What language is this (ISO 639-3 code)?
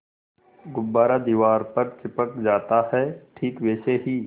hin